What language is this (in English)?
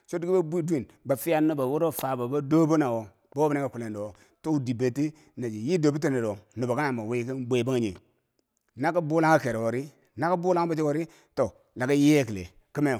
Bangwinji